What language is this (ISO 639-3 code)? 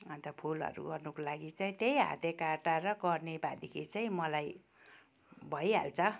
nep